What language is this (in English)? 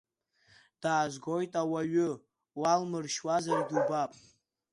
Abkhazian